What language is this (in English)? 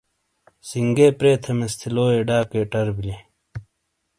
Shina